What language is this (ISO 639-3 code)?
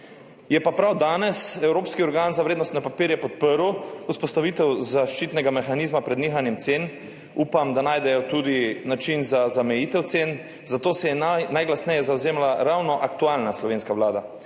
slv